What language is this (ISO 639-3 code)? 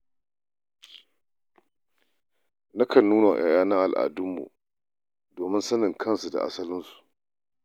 hau